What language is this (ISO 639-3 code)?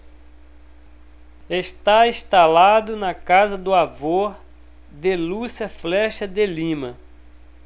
por